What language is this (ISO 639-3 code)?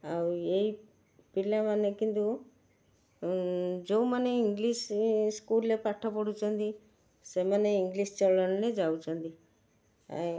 ori